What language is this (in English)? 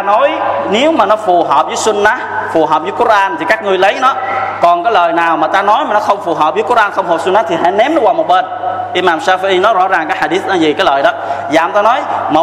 Vietnamese